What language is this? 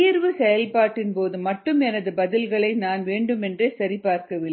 Tamil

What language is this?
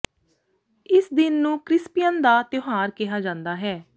Punjabi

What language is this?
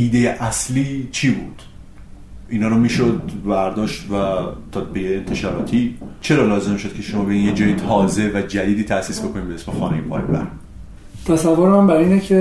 Persian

